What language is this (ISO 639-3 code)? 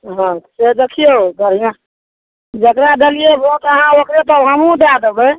mai